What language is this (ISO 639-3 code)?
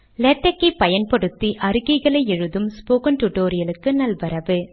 tam